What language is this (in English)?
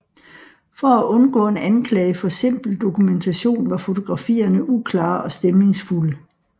Danish